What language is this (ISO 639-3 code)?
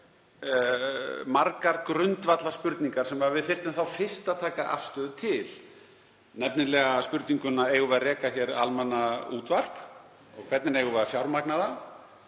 isl